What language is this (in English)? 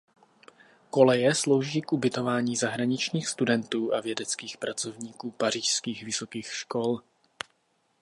Czech